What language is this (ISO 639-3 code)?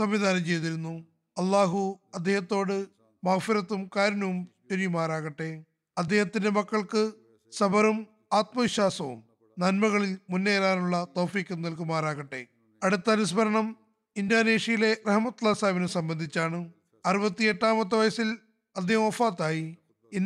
mal